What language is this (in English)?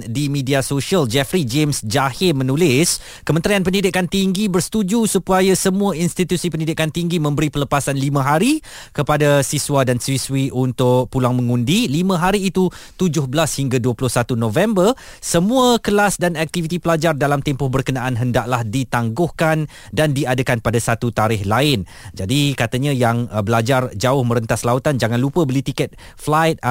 Malay